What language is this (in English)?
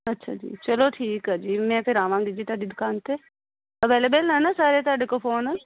Punjabi